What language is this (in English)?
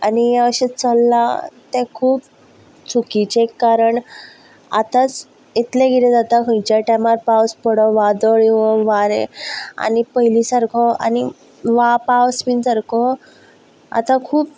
Konkani